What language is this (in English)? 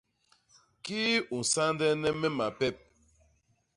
Basaa